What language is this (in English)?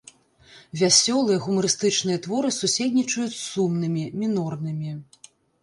Belarusian